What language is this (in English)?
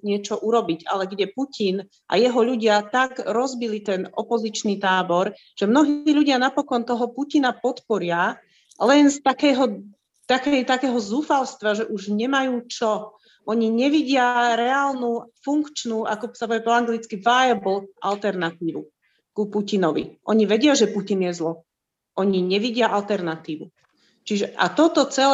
Slovak